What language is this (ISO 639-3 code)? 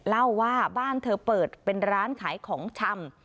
tha